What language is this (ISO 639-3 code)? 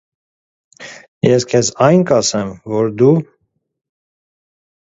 hye